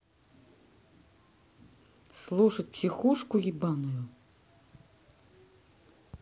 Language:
Russian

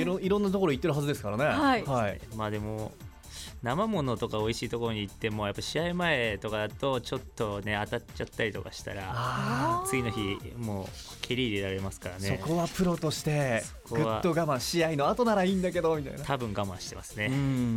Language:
Japanese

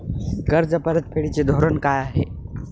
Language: Marathi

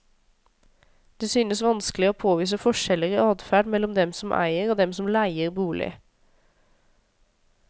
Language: Norwegian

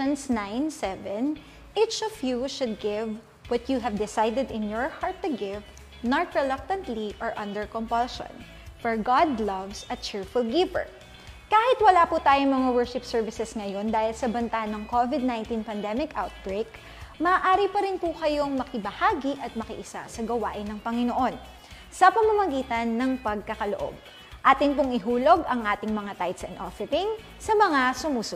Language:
Filipino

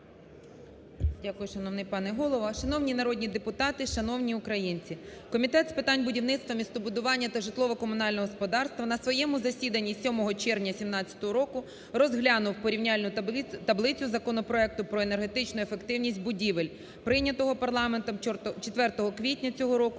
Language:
Ukrainian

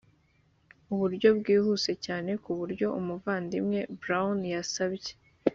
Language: Kinyarwanda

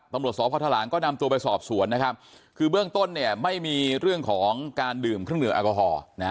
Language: Thai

